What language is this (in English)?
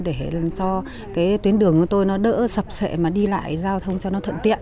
Vietnamese